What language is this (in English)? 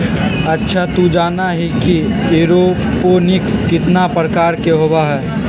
Magahi